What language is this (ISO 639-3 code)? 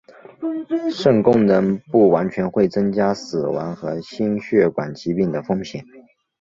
zho